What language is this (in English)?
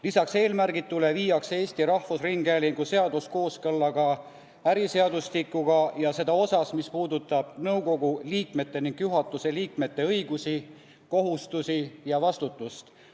Estonian